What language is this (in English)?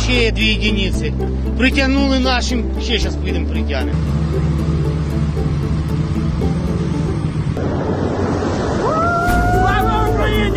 Russian